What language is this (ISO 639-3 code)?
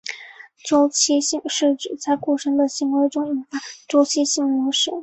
zho